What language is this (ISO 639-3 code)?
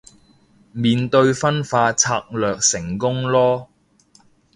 yue